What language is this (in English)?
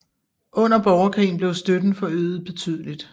Danish